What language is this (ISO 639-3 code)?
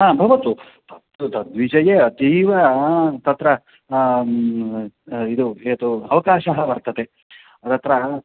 san